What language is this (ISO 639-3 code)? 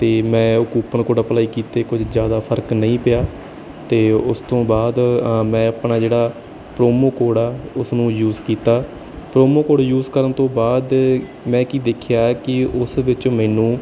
pan